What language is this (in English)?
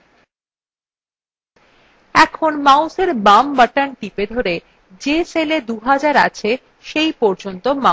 Bangla